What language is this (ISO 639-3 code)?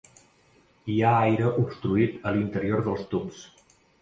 cat